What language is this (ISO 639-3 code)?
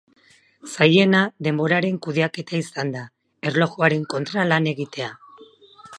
eus